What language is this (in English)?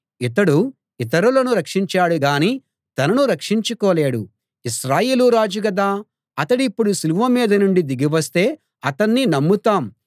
Telugu